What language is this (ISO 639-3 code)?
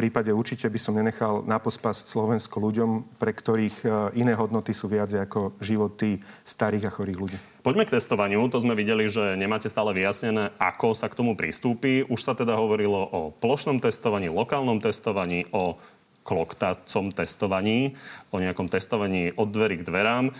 slk